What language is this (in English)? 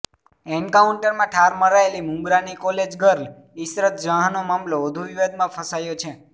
Gujarati